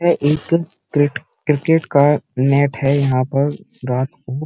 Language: Hindi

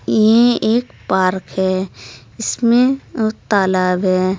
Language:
Hindi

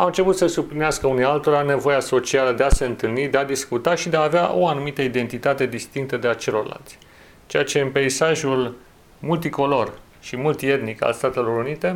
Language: Romanian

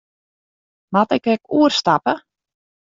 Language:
Western Frisian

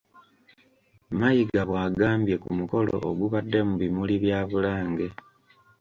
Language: Ganda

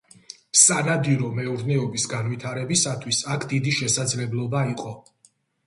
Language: Georgian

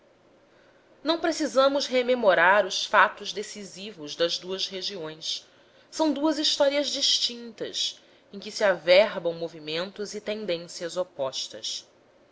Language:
Portuguese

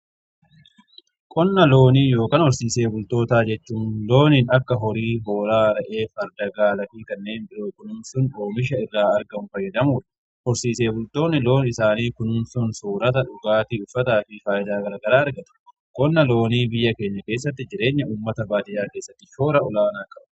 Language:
Oromo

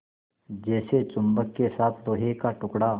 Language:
Hindi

